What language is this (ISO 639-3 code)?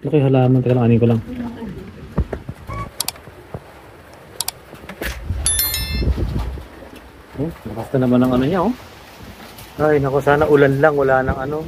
fil